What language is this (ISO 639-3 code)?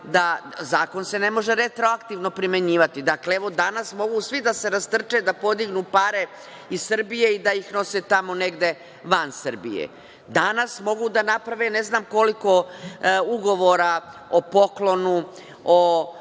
srp